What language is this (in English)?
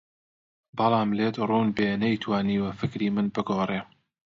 Central Kurdish